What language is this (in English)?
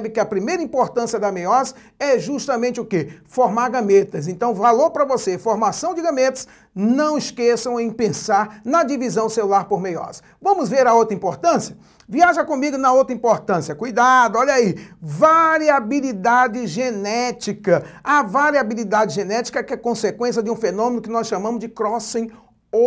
Portuguese